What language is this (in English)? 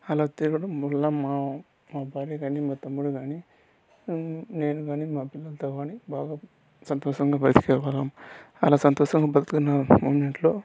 Telugu